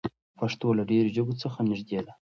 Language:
Pashto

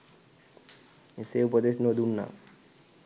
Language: Sinhala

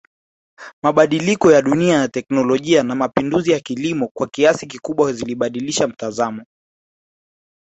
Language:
Swahili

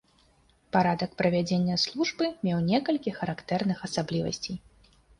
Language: Belarusian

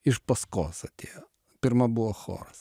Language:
Lithuanian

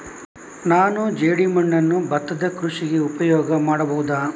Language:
Kannada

